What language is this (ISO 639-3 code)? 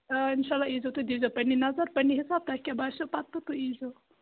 kas